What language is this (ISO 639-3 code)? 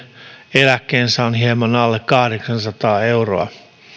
fin